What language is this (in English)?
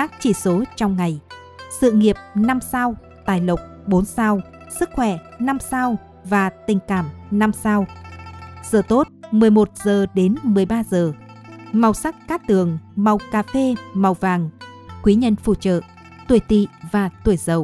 Vietnamese